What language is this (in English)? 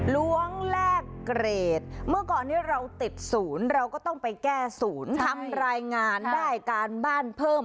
Thai